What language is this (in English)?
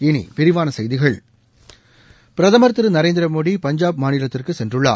Tamil